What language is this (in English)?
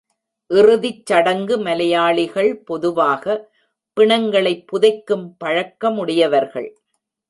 Tamil